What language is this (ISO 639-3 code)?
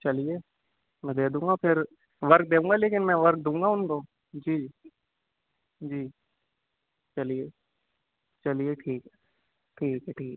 urd